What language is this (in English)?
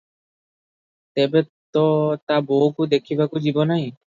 Odia